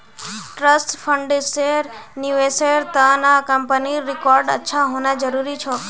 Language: Magahi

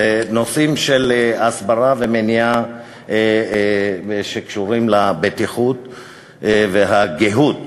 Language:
Hebrew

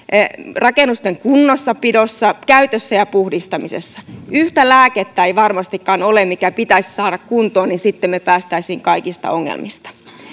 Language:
Finnish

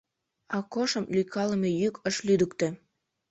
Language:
Mari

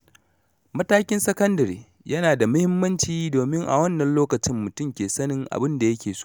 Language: Hausa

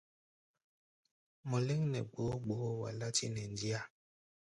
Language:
Gbaya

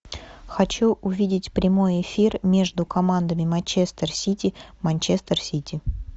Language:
Russian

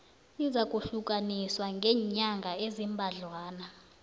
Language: South Ndebele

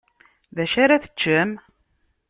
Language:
Kabyle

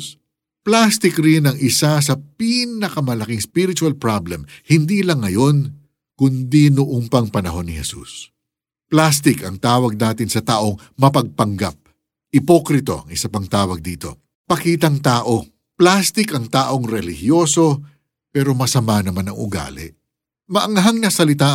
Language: Filipino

